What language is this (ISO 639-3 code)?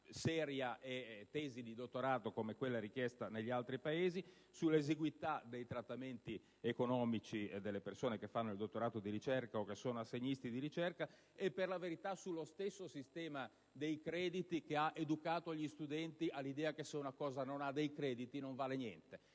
ita